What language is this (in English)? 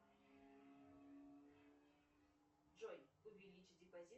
Russian